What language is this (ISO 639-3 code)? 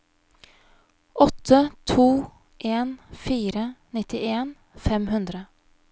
nor